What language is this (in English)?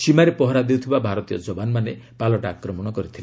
Odia